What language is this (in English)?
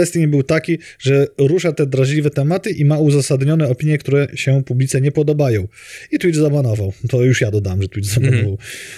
Polish